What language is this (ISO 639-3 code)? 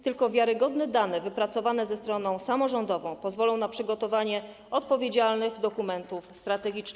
pol